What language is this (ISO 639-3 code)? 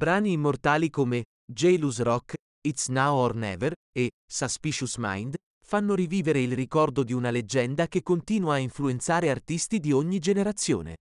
ita